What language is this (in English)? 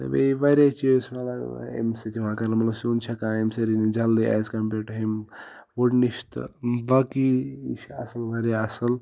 Kashmiri